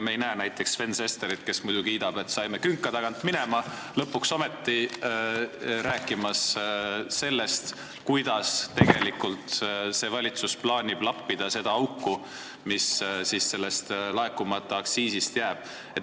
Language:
Estonian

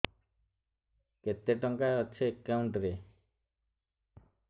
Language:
Odia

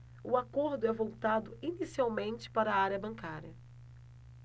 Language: Portuguese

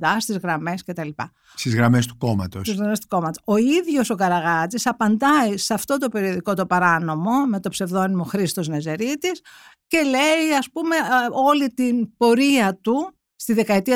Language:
Greek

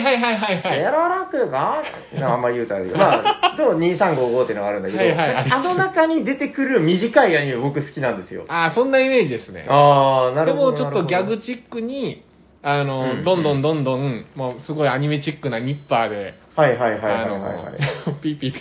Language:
Japanese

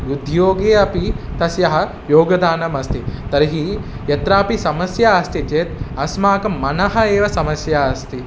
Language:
Sanskrit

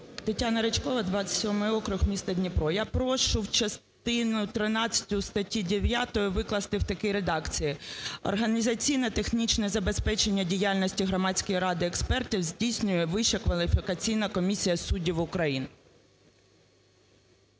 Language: Ukrainian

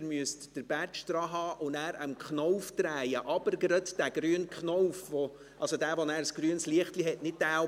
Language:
Swiss German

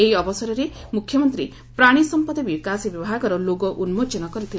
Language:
Odia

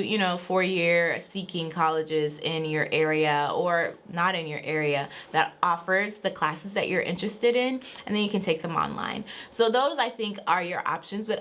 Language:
English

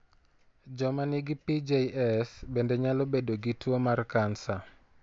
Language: Luo (Kenya and Tanzania)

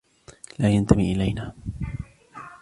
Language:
Arabic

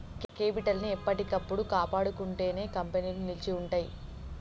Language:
Telugu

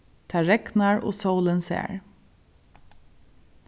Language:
Faroese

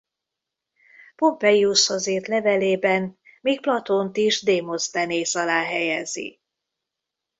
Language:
Hungarian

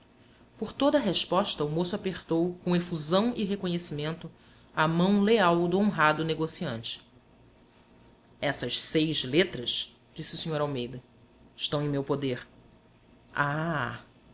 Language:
Portuguese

